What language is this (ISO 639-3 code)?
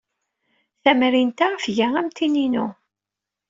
kab